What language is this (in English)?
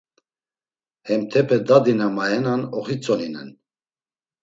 Laz